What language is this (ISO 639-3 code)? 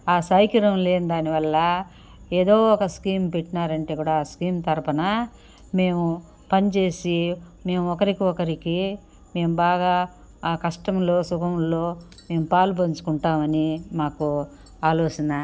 tel